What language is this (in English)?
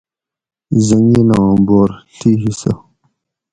Gawri